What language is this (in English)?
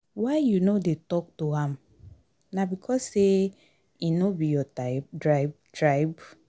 Nigerian Pidgin